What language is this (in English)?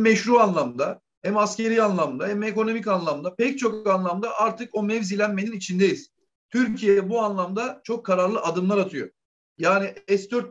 Turkish